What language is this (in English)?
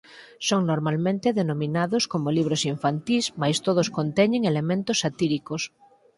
Galician